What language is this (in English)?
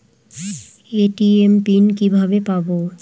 Bangla